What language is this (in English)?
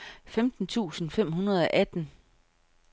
Danish